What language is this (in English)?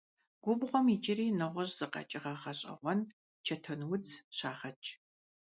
Kabardian